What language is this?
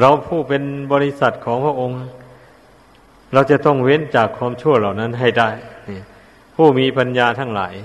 Thai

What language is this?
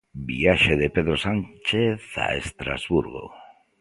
Galician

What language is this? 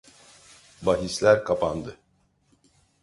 Turkish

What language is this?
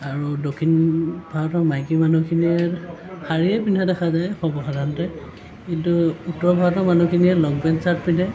Assamese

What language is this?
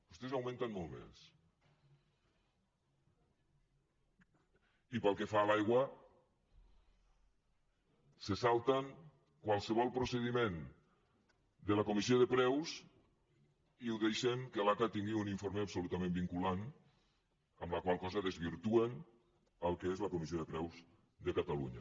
Catalan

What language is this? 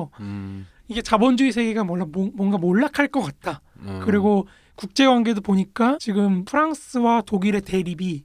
Korean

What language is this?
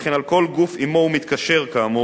Hebrew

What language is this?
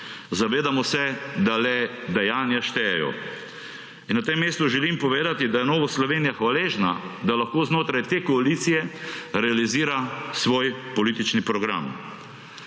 Slovenian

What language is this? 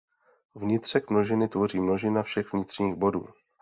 Czech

